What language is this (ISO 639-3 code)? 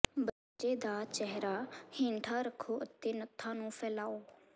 pan